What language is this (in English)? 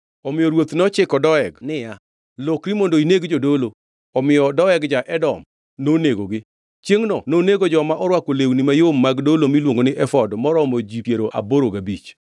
Luo (Kenya and Tanzania)